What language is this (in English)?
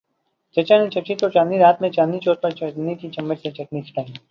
Urdu